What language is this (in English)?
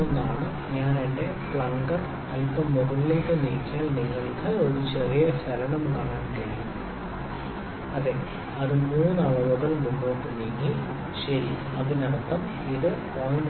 Malayalam